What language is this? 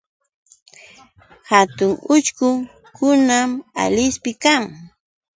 Yauyos Quechua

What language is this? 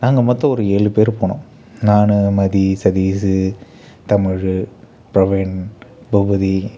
Tamil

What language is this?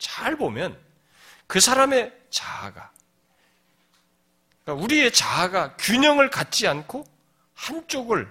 Korean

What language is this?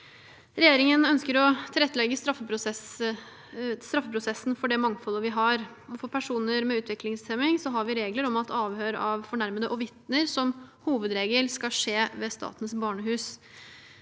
Norwegian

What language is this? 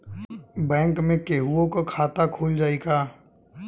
Bhojpuri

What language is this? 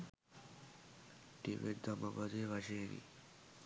Sinhala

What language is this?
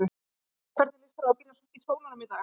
Icelandic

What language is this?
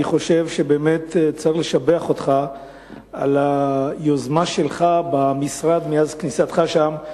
Hebrew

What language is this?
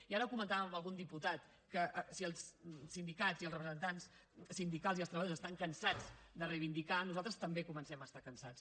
Catalan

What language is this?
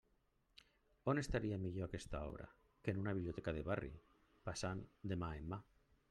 Catalan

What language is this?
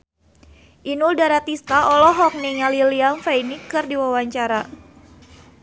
Sundanese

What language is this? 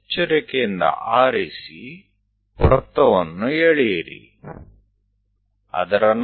Gujarati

